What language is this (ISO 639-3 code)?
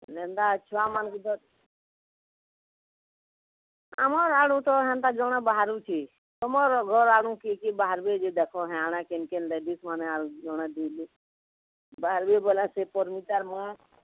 ori